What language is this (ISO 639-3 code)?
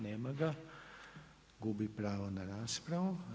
hrv